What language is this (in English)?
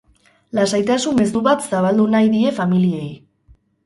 Basque